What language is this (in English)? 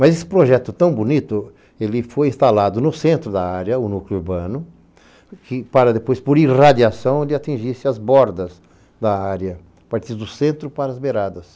Portuguese